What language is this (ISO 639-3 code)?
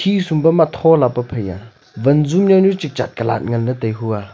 nnp